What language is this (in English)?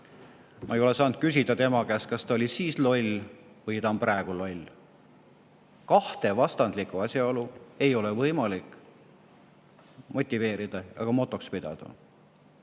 Estonian